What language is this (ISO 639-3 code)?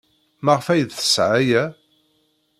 kab